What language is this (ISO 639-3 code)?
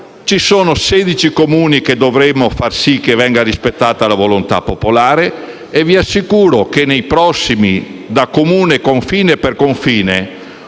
ita